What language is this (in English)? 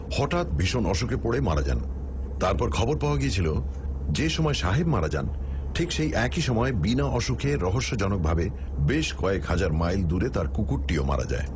Bangla